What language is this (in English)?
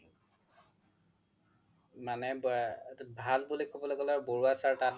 Assamese